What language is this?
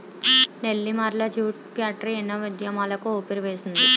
Telugu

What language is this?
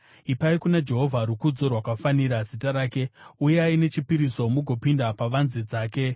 Shona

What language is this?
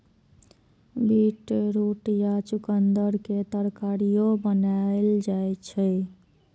Maithili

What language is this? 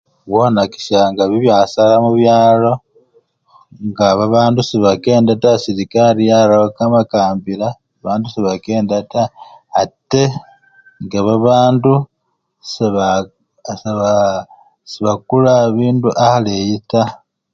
Luyia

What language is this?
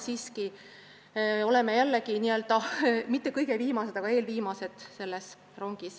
Estonian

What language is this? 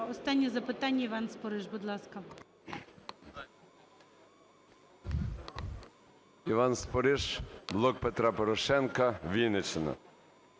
Ukrainian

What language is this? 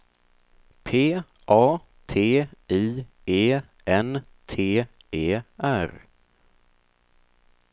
Swedish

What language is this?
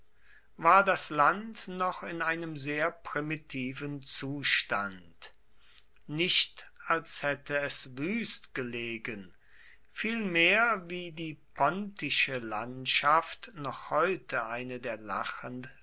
German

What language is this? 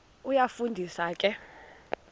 Xhosa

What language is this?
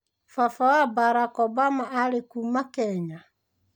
Kikuyu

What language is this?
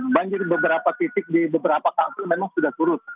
Indonesian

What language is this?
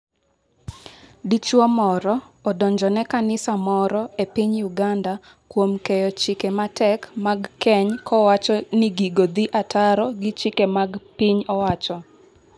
Luo (Kenya and Tanzania)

